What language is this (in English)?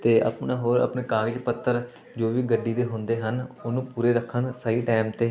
Punjabi